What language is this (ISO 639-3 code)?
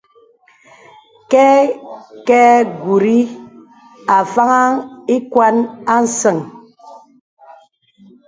beb